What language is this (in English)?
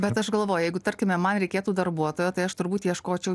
Lithuanian